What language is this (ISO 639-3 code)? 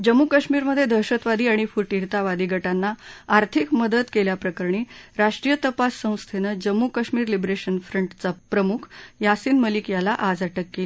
mar